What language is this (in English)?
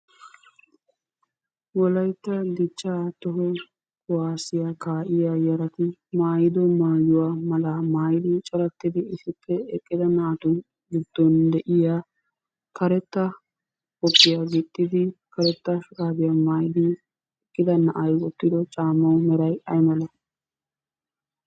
Wolaytta